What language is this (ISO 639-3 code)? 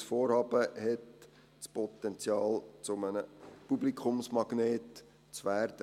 gsw